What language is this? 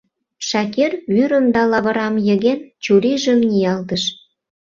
Mari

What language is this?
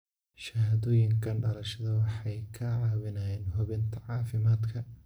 Somali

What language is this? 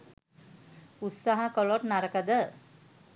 Sinhala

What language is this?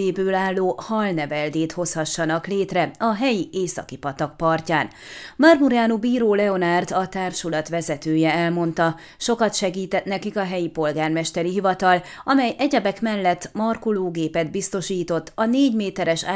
Hungarian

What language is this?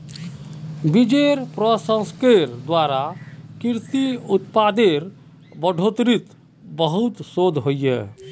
Magahi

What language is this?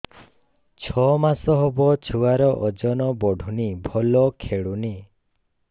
Odia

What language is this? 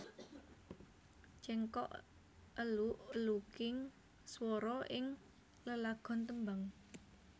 Javanese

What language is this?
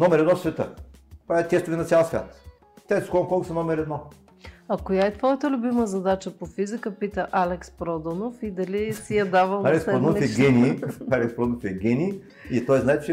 Bulgarian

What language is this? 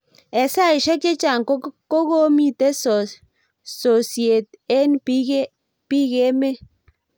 Kalenjin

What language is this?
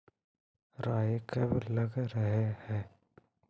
Magahi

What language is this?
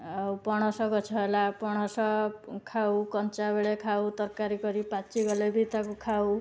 Odia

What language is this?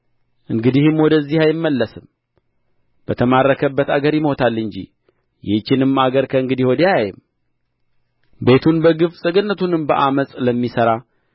Amharic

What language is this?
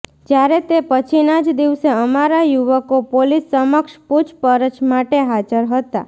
Gujarati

